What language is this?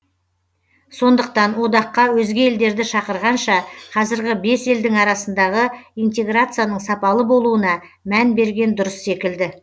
Kazakh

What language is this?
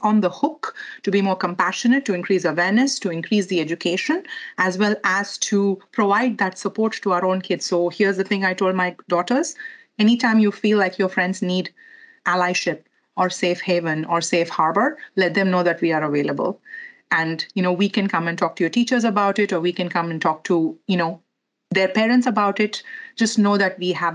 English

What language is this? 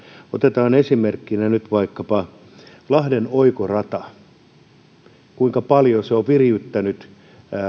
Finnish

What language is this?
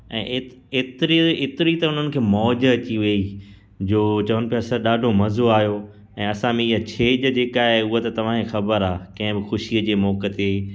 Sindhi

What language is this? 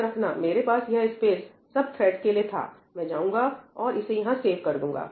Hindi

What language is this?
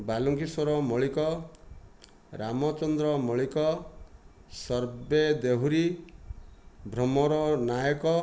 Odia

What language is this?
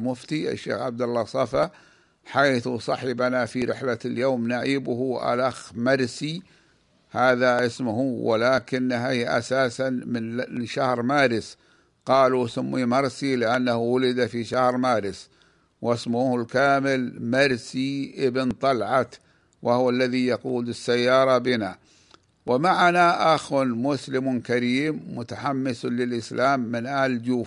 Arabic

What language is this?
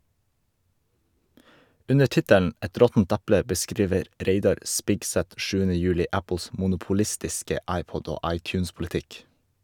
Norwegian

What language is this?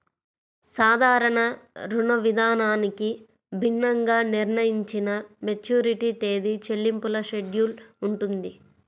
Telugu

